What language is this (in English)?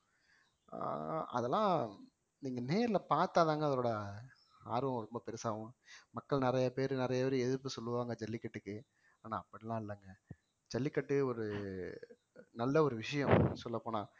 Tamil